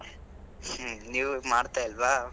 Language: Kannada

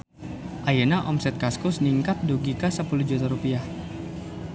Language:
Sundanese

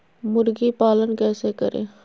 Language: Magahi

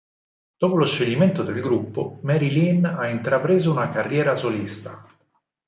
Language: Italian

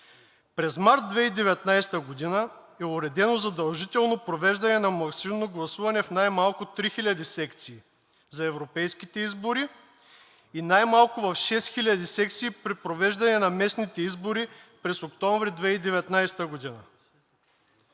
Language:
Bulgarian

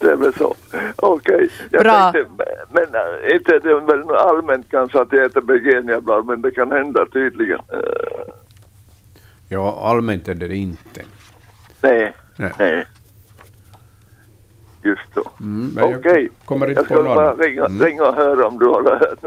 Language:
Swedish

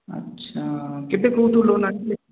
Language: Odia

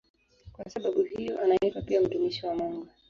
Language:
Swahili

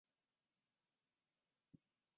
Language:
Chinese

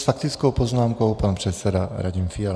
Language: Czech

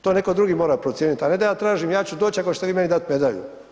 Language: Croatian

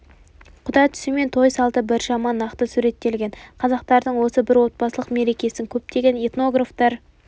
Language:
Kazakh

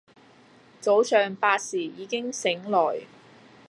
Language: Cantonese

